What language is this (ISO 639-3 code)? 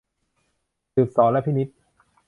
tha